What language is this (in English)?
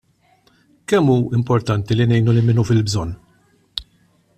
Maltese